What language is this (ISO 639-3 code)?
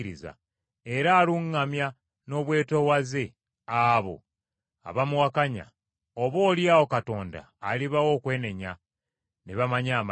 lug